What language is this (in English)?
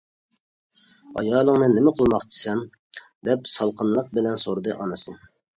Uyghur